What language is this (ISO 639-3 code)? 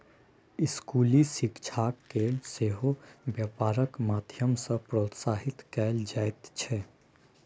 mai